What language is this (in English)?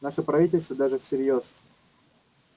Russian